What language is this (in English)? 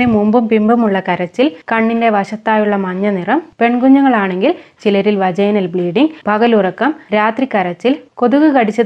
Malayalam